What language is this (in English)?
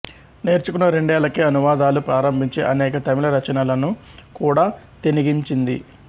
Telugu